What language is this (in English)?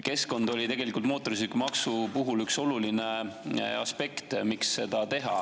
Estonian